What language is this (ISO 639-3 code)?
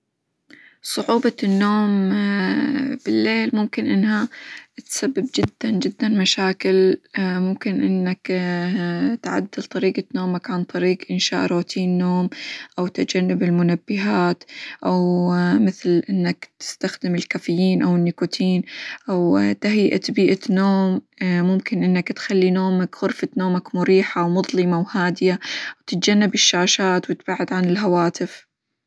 acw